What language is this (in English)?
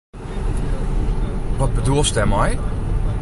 Western Frisian